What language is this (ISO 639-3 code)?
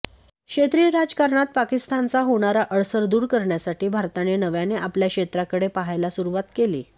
mar